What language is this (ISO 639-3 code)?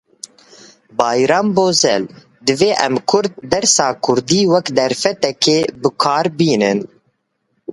kur